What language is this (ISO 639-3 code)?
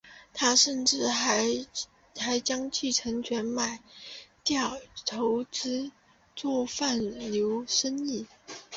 zho